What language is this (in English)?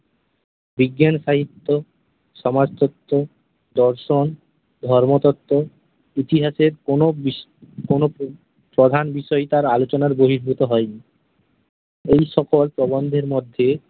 Bangla